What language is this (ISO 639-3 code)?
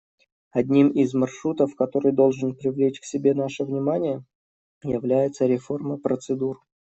rus